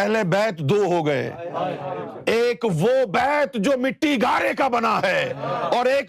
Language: Urdu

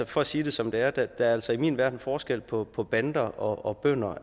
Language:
Danish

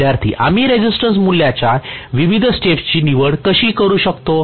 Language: Marathi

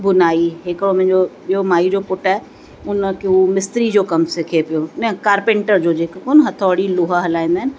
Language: Sindhi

